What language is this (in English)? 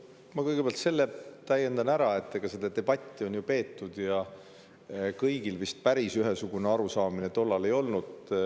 Estonian